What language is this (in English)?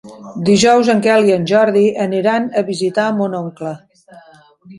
Catalan